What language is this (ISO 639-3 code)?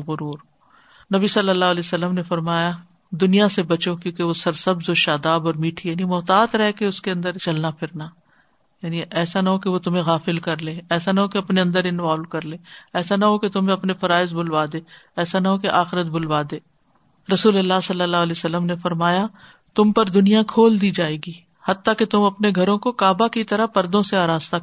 urd